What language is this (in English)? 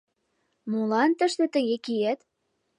Mari